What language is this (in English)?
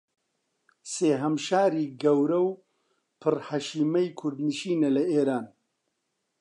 Central Kurdish